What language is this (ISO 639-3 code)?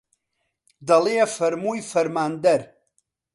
ckb